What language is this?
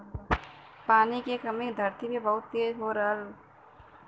Bhojpuri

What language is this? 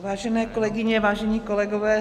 Czech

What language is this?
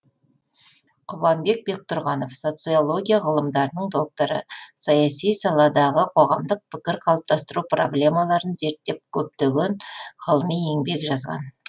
Kazakh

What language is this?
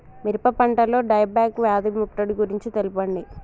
Telugu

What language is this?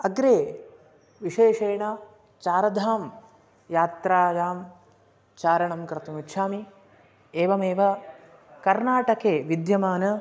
Sanskrit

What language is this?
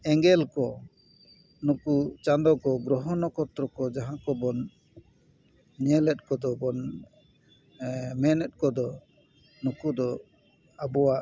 Santali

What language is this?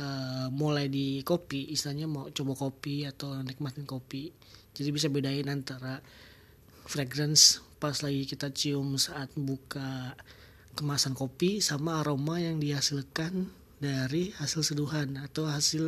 Indonesian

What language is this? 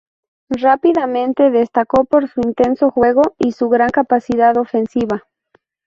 Spanish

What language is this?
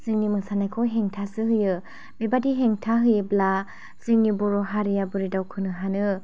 Bodo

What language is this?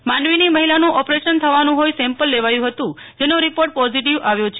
Gujarati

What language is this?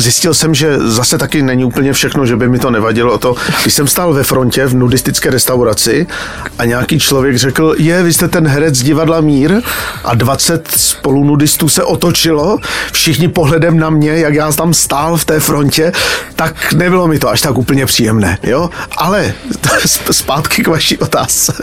Czech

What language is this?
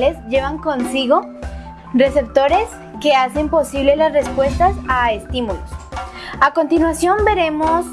Spanish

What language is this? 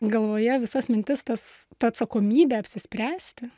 Lithuanian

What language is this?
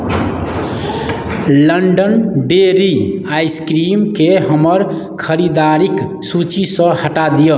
Maithili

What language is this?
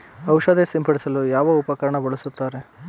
Kannada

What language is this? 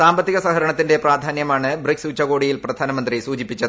Malayalam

